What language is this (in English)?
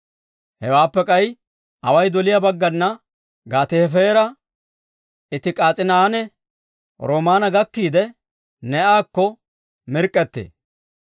Dawro